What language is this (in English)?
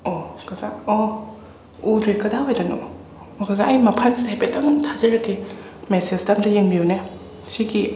Manipuri